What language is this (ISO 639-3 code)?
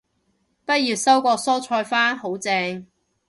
yue